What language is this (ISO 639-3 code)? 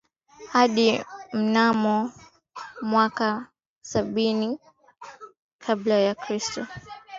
swa